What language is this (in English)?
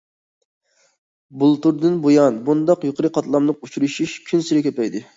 Uyghur